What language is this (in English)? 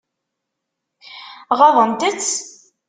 Kabyle